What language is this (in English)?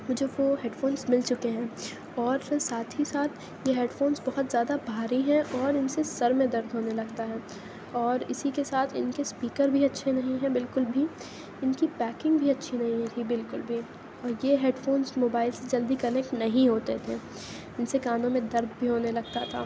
Urdu